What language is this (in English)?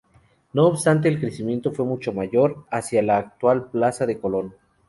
Spanish